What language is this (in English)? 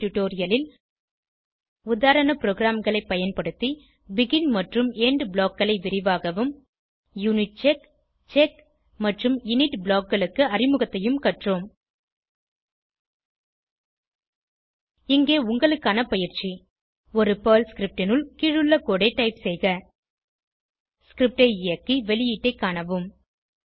Tamil